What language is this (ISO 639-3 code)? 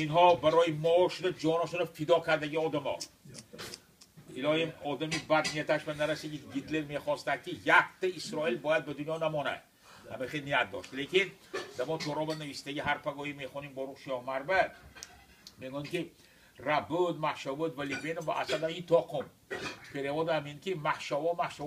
fas